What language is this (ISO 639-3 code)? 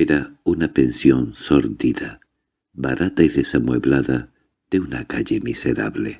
spa